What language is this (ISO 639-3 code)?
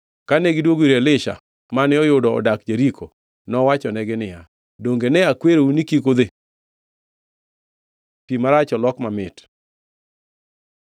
luo